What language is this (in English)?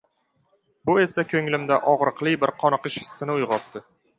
Uzbek